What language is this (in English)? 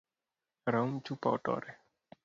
Luo (Kenya and Tanzania)